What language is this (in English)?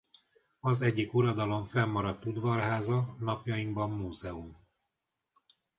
Hungarian